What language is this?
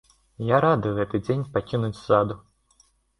Belarusian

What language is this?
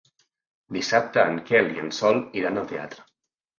Catalan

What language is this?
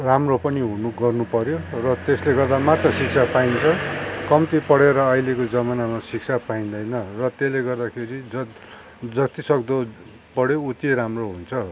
Nepali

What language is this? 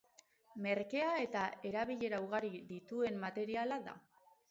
Basque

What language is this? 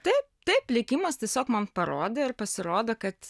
Lithuanian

